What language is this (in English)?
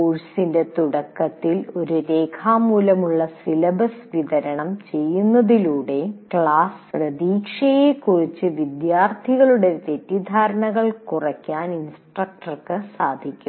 Malayalam